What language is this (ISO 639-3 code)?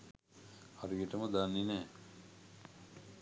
sin